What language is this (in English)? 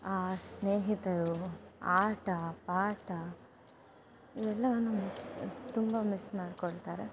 Kannada